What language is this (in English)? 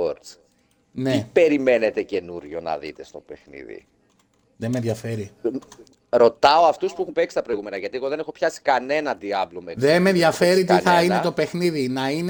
Greek